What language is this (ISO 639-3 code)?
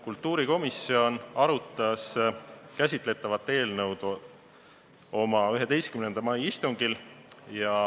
est